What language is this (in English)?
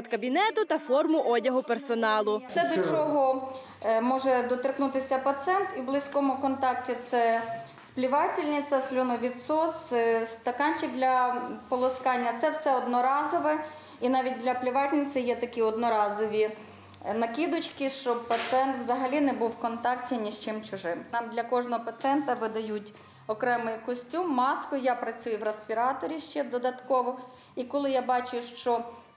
Ukrainian